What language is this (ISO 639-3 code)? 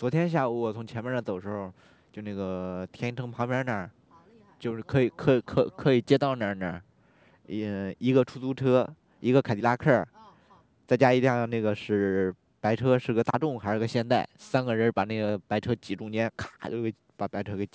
zho